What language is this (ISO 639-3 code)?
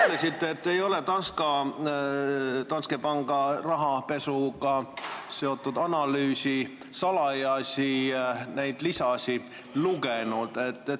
est